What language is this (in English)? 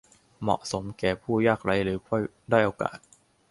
Thai